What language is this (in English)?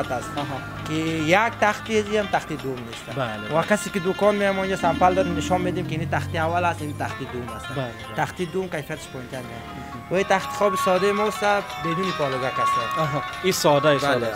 Persian